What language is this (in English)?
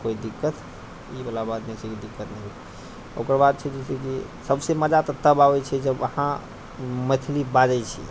Maithili